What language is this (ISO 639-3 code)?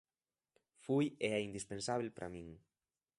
glg